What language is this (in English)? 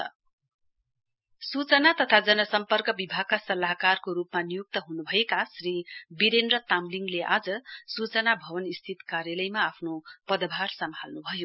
Nepali